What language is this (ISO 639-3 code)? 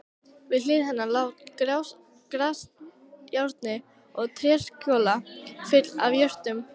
isl